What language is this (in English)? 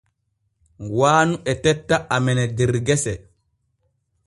Borgu Fulfulde